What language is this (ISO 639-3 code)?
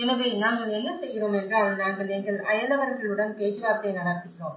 tam